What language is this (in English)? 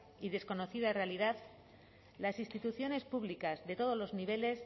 Spanish